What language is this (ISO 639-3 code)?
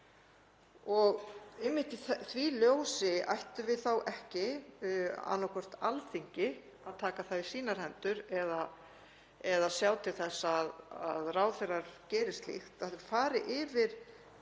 isl